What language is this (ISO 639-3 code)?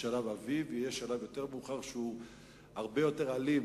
heb